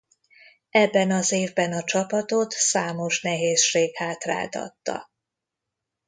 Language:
Hungarian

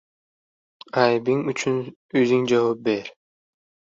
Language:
Uzbek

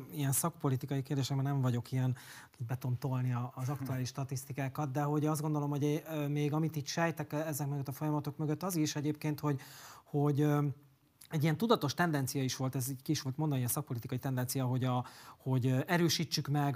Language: Hungarian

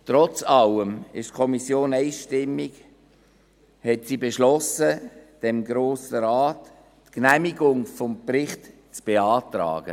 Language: Swiss German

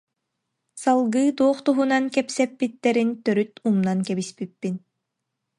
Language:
Yakut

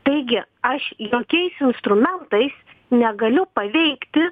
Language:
Lithuanian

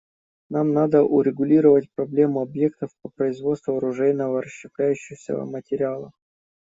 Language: Russian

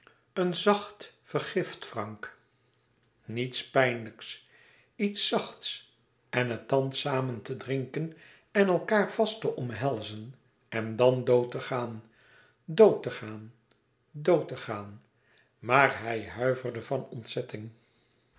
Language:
Dutch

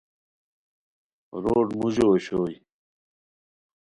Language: Khowar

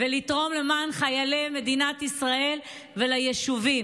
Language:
Hebrew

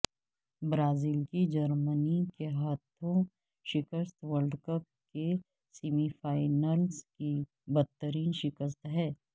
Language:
Urdu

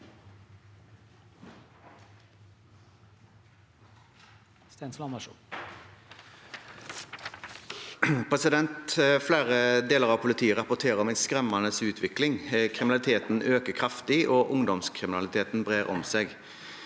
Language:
Norwegian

